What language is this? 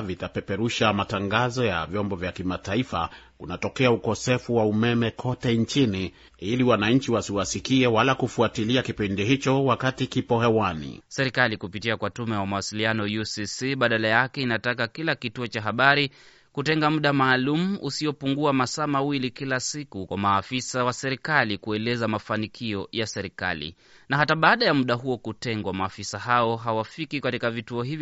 Swahili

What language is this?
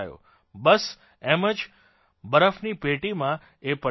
Gujarati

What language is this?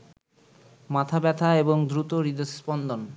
Bangla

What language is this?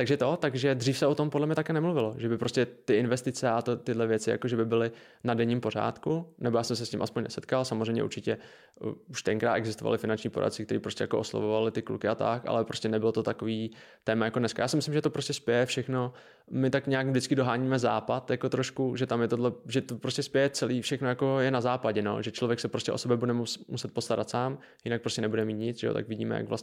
Czech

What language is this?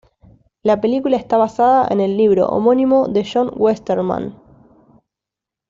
Spanish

